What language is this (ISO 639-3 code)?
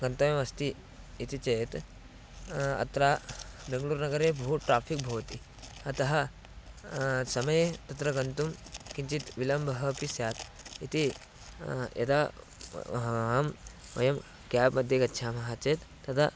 san